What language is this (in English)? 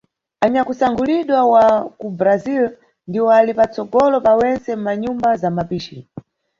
Nyungwe